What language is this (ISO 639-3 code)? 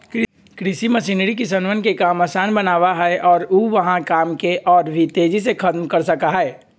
mag